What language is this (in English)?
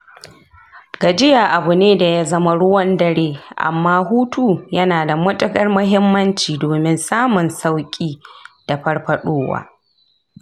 Hausa